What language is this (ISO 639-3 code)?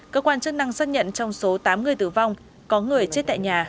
vie